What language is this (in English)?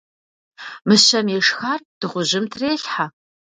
Kabardian